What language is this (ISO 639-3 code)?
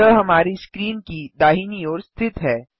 hin